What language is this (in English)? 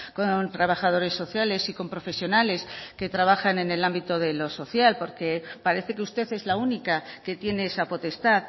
Spanish